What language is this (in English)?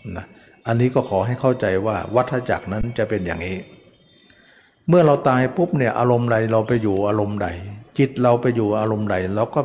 Thai